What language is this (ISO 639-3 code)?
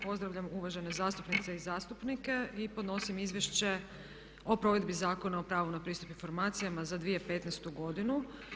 hrv